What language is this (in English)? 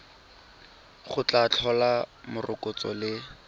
Tswana